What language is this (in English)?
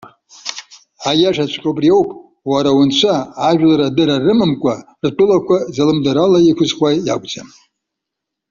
Abkhazian